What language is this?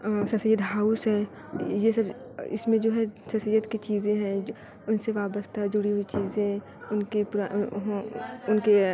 Urdu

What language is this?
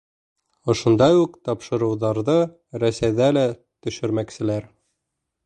Bashkir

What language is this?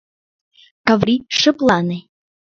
Mari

